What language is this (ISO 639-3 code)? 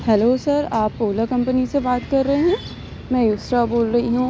urd